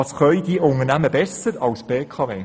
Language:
Swiss German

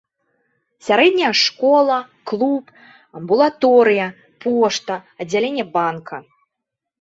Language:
Belarusian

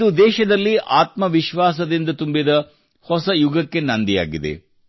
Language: Kannada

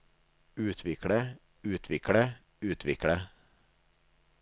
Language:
Norwegian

